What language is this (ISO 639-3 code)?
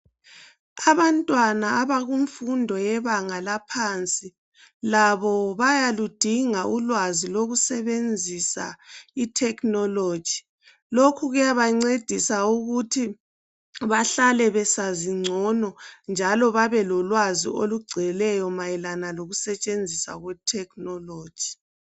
nde